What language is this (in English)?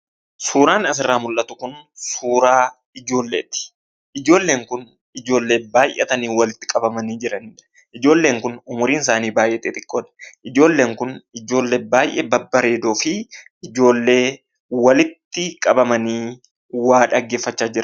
Oromo